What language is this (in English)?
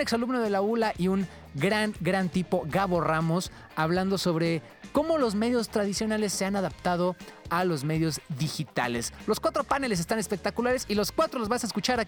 Spanish